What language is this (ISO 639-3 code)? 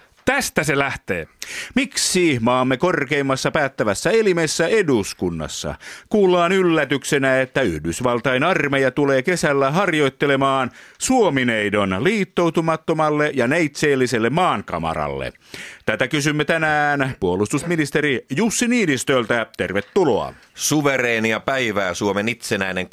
fin